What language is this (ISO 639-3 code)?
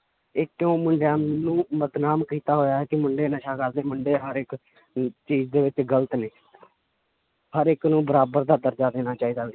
pan